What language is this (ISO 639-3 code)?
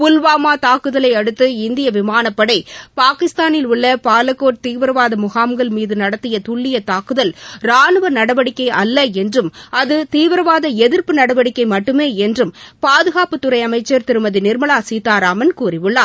tam